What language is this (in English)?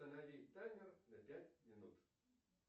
Russian